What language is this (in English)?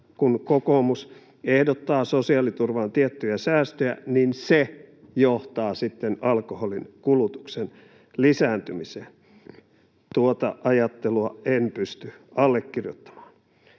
Finnish